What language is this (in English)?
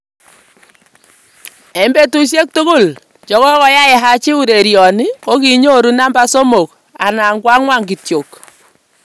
Kalenjin